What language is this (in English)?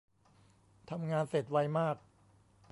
Thai